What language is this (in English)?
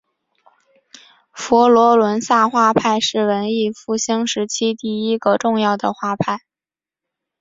Chinese